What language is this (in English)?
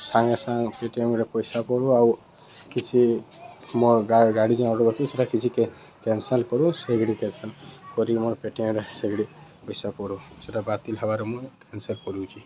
Odia